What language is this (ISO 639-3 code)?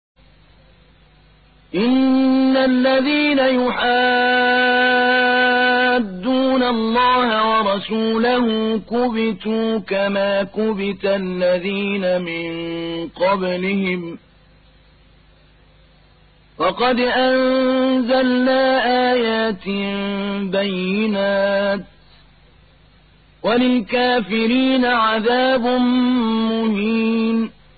ara